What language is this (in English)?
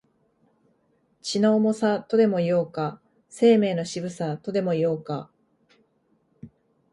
Japanese